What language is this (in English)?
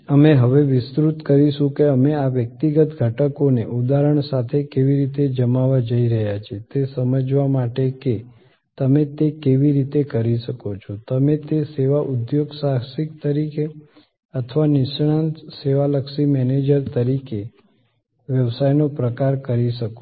Gujarati